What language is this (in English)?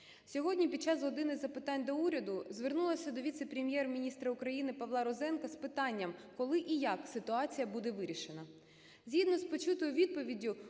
Ukrainian